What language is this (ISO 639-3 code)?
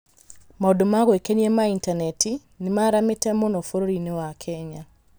kik